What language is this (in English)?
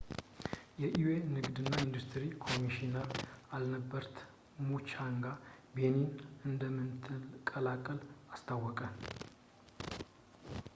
Amharic